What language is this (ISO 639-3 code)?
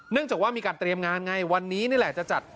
tha